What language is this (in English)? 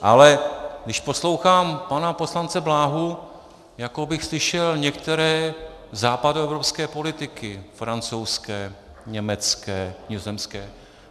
Czech